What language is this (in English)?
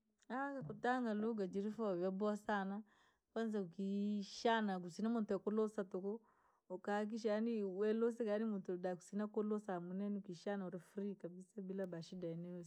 Langi